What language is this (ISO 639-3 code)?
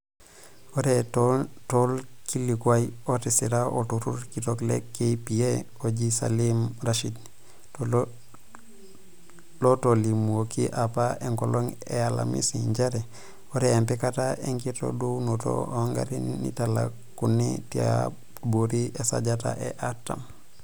mas